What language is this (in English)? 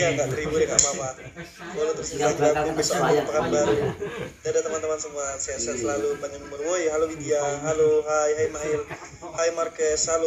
Indonesian